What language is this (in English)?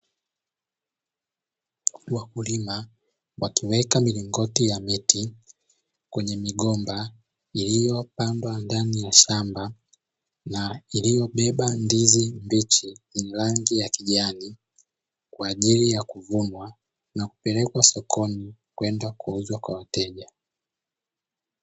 Swahili